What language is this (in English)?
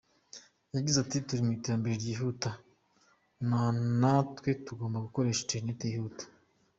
Kinyarwanda